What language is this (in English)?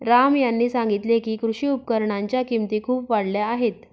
Marathi